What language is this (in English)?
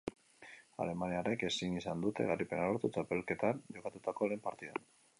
Basque